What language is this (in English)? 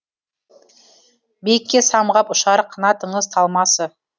Kazakh